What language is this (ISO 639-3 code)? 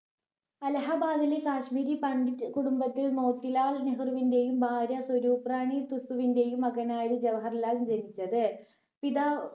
mal